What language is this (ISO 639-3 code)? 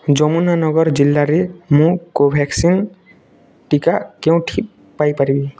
ori